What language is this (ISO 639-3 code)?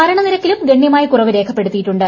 mal